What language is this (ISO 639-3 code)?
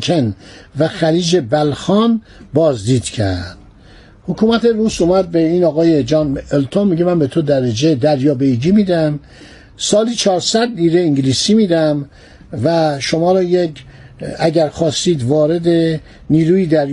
fas